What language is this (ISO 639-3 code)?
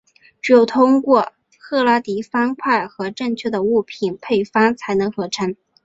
zho